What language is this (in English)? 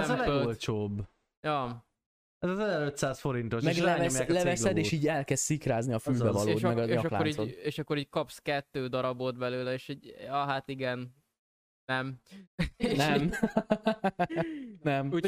Hungarian